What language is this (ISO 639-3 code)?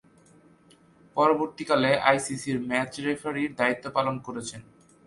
ben